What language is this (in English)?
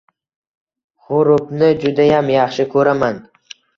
Uzbek